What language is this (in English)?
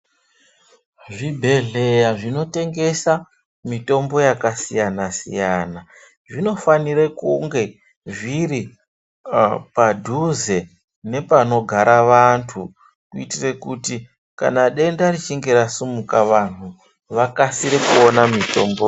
Ndau